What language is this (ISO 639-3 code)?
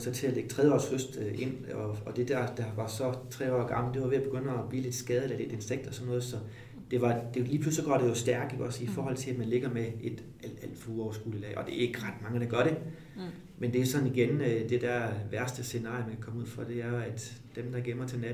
dan